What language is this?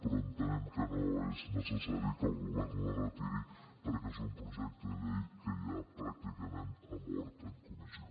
Catalan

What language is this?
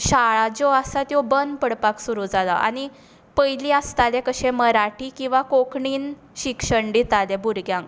Konkani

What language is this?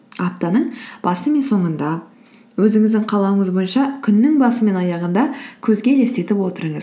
Kazakh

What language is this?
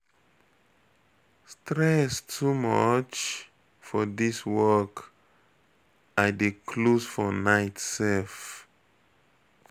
Nigerian Pidgin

